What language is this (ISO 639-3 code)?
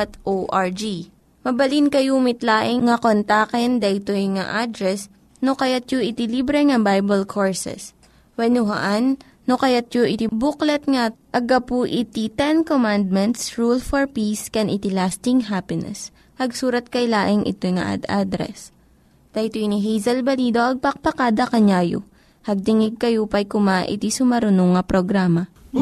fil